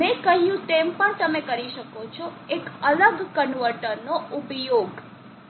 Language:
Gujarati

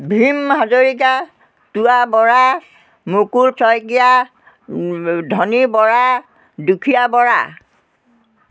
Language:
Assamese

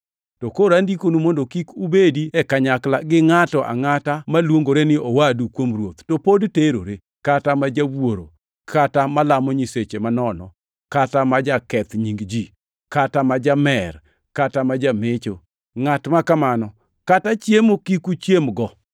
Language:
Luo (Kenya and Tanzania)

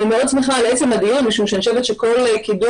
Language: Hebrew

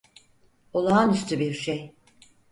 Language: Turkish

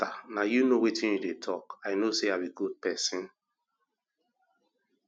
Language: Nigerian Pidgin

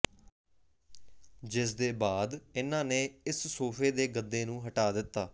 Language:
Punjabi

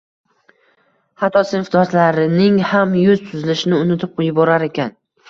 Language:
Uzbek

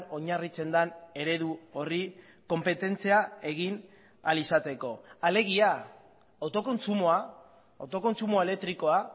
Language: Basque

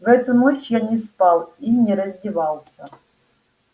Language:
Russian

